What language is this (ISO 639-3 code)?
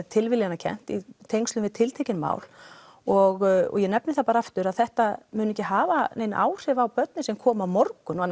isl